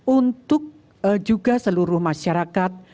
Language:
Indonesian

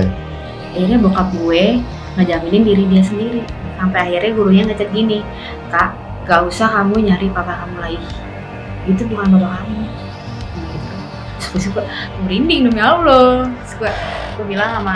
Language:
Indonesian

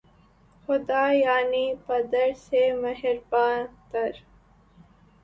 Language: Urdu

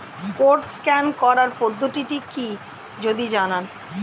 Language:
Bangla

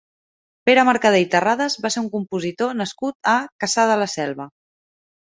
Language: Catalan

